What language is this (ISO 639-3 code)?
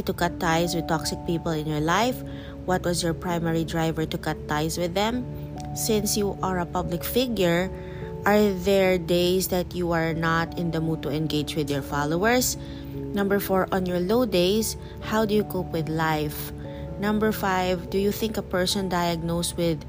fil